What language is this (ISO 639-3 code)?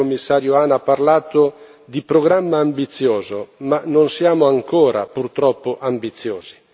ita